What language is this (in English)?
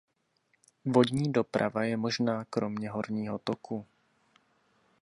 Czech